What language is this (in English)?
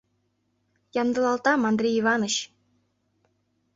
Mari